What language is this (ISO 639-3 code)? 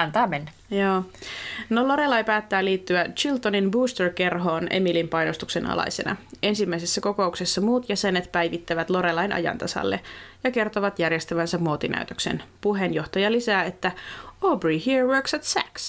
fin